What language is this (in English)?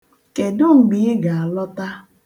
Igbo